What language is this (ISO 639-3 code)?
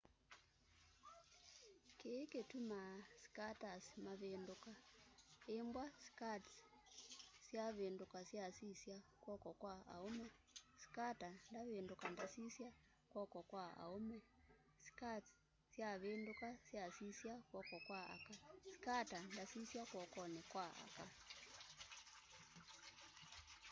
kam